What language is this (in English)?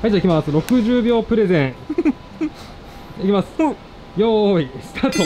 Japanese